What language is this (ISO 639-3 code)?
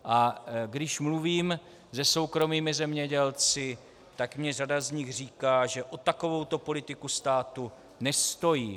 ces